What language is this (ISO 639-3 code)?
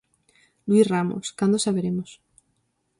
glg